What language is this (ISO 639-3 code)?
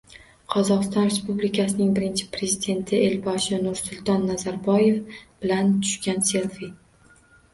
uzb